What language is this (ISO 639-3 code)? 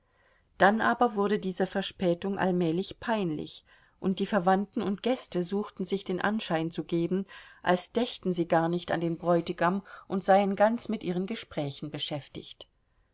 deu